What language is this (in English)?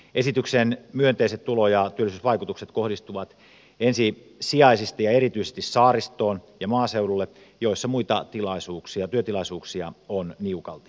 Finnish